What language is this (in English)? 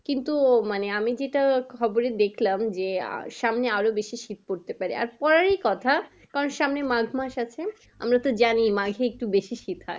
Bangla